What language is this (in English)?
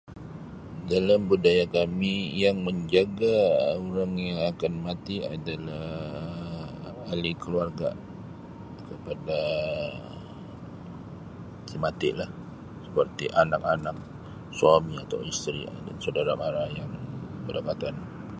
Sabah Malay